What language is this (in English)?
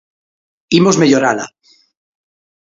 Galician